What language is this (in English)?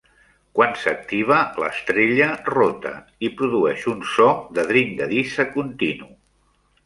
Catalan